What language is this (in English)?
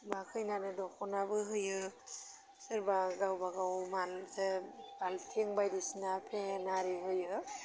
Bodo